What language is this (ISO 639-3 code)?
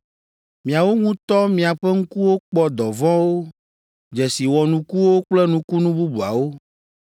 ewe